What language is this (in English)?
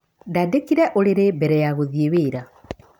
Kikuyu